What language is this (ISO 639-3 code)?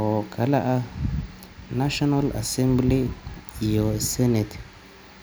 som